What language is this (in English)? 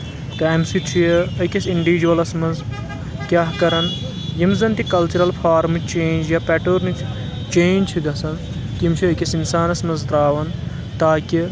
Kashmiri